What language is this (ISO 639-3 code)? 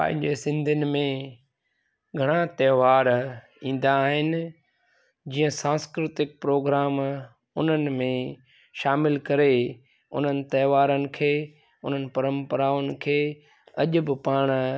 snd